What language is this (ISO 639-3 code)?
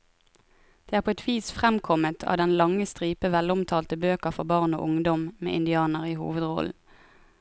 nor